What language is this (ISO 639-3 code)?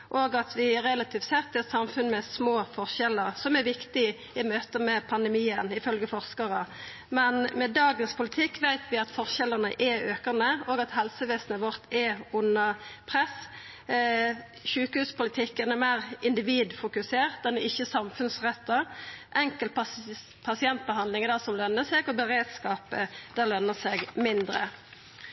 nno